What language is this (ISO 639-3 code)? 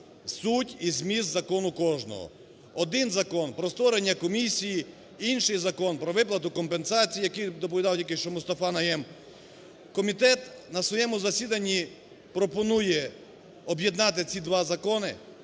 ukr